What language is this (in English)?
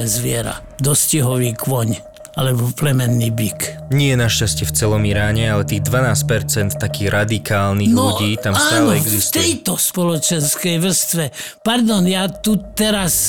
Slovak